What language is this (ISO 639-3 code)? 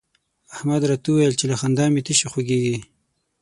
pus